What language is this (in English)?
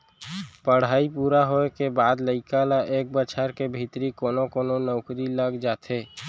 Chhattisgarhi